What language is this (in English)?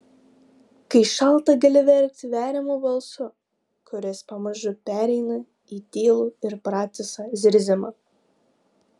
Lithuanian